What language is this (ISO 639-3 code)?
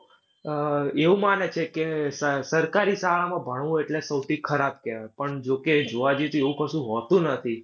guj